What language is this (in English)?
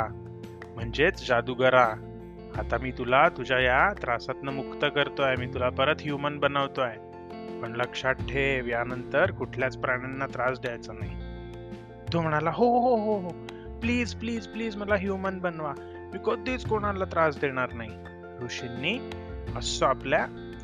Marathi